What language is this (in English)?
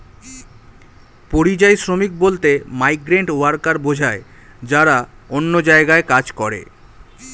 Bangla